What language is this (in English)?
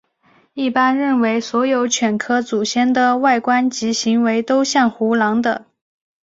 Chinese